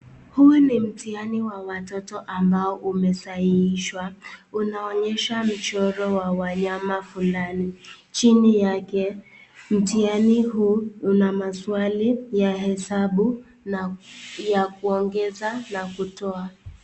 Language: Swahili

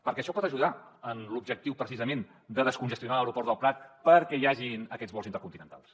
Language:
Catalan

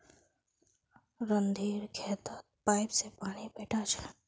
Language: Magahi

